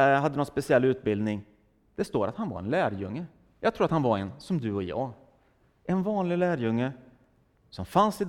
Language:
Swedish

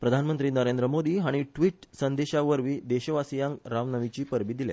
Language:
Konkani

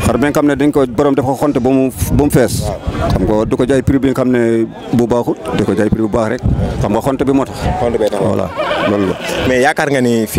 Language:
Indonesian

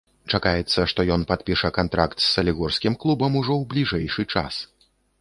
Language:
Belarusian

